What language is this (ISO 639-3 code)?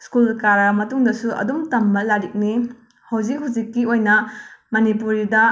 mni